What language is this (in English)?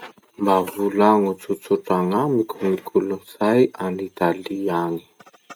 Masikoro Malagasy